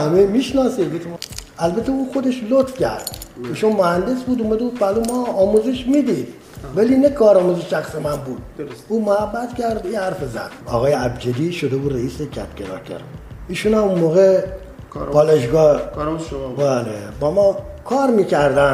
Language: Persian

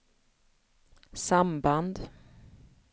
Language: Swedish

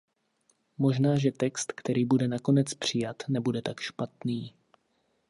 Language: Czech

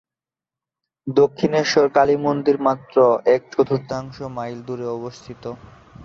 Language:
Bangla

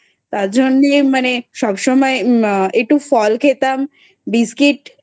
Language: Bangla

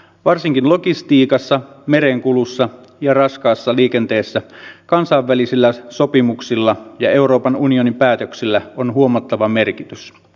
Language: Finnish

